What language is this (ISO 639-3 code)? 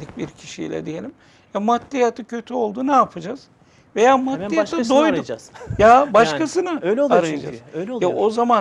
tur